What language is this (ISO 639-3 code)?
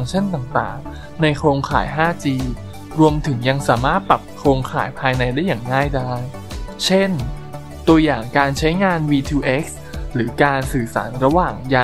tha